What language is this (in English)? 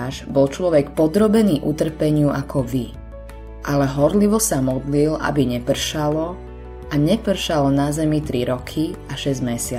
Slovak